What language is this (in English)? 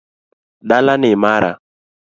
Luo (Kenya and Tanzania)